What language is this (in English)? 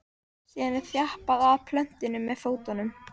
Icelandic